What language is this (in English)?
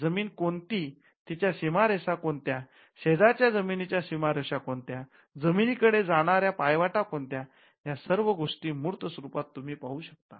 Marathi